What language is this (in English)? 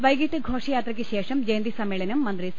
Malayalam